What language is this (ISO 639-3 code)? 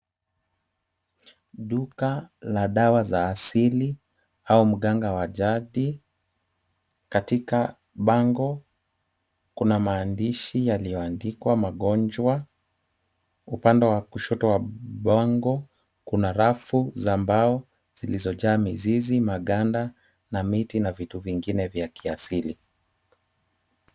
swa